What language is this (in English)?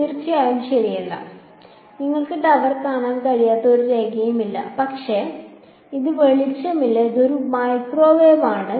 Malayalam